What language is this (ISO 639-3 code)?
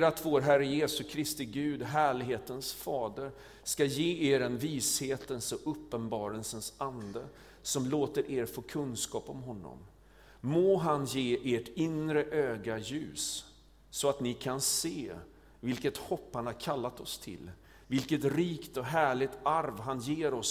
swe